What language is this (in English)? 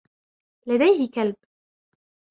Arabic